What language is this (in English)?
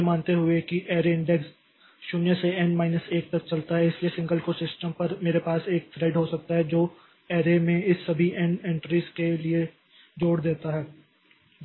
Hindi